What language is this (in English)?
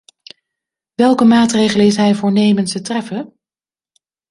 Dutch